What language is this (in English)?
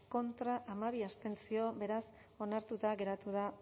Basque